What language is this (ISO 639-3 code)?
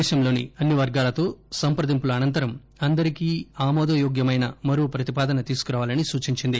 tel